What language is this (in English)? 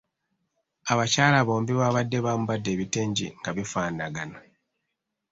Ganda